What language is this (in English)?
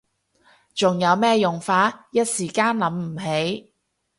Cantonese